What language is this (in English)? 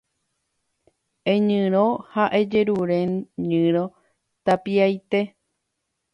Guarani